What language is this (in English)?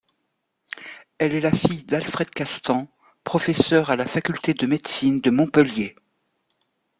French